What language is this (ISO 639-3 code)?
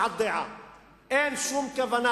heb